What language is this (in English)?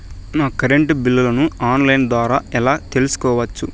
Telugu